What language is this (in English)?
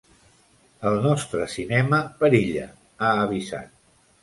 Catalan